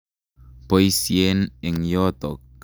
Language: Kalenjin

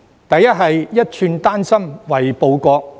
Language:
Cantonese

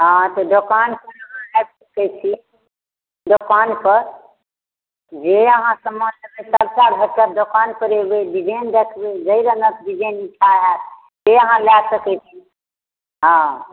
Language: Maithili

